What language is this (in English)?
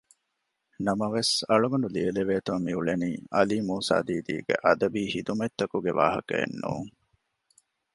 Divehi